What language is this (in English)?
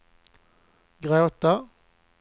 Swedish